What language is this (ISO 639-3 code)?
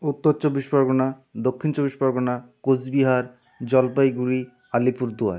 ben